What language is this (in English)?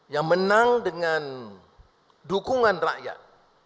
Indonesian